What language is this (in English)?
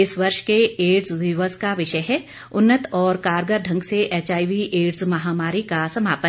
Hindi